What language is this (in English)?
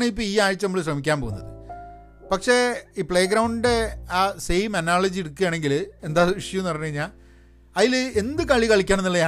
Malayalam